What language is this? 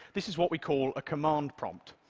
English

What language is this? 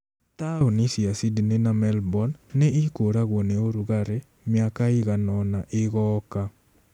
Kikuyu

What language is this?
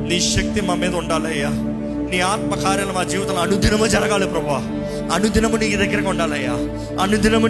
Telugu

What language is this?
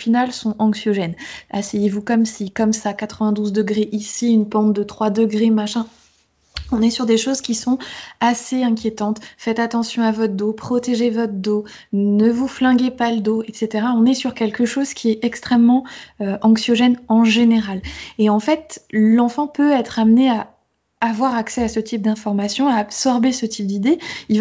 French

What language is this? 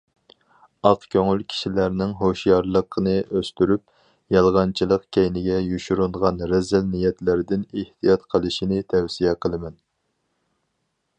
Uyghur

